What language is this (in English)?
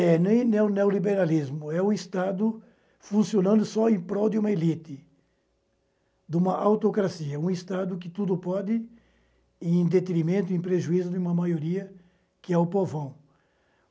Portuguese